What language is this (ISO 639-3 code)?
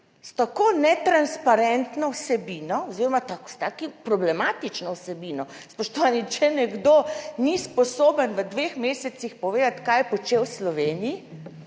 slv